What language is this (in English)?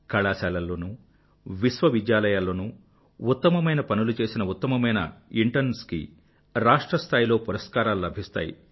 Telugu